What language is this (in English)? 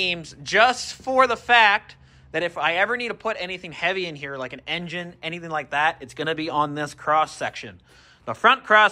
English